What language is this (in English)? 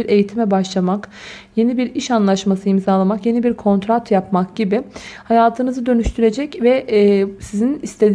Turkish